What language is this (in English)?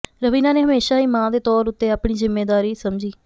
Punjabi